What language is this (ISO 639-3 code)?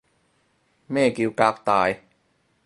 yue